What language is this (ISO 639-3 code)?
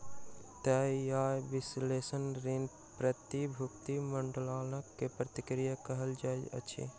mai